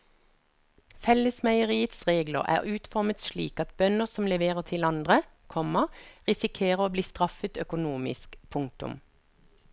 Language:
Norwegian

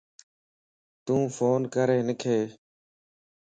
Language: Lasi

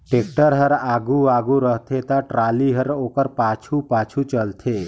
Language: Chhattisgarhi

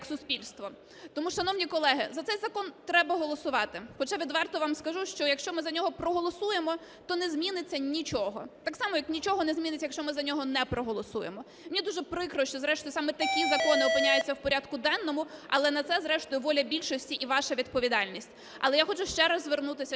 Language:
Ukrainian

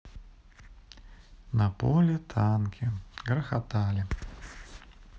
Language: Russian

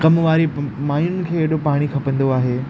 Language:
Sindhi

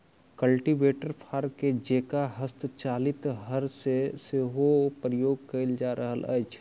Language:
Maithili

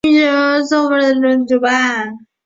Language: Chinese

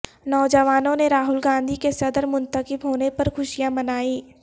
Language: Urdu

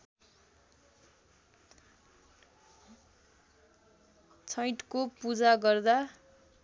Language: Nepali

